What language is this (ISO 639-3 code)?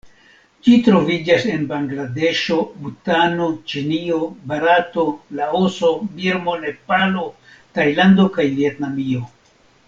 epo